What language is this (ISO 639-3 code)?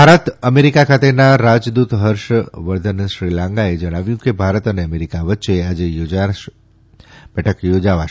guj